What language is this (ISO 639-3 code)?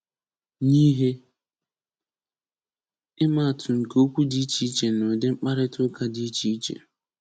ibo